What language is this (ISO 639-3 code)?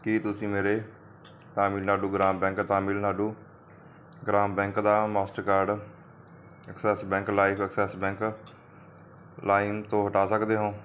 pan